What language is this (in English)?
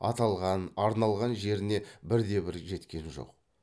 Kazakh